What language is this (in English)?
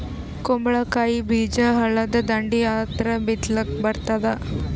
Kannada